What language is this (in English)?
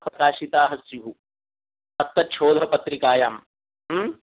Sanskrit